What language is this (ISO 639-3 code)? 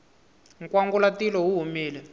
tso